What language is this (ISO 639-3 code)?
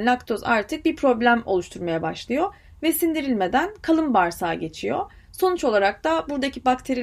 tur